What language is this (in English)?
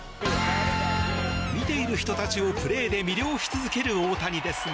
Japanese